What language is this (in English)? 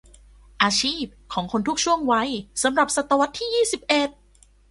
Thai